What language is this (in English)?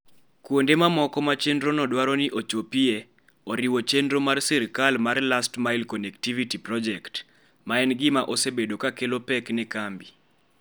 Luo (Kenya and Tanzania)